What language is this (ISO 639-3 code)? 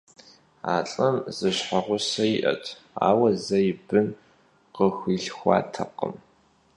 kbd